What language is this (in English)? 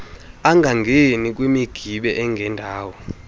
Xhosa